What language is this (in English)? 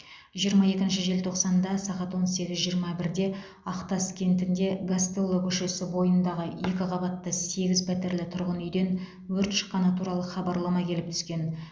Kazakh